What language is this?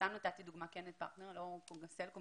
Hebrew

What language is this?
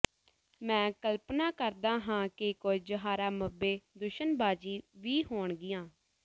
Punjabi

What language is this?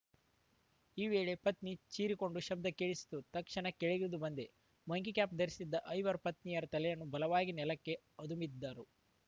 Kannada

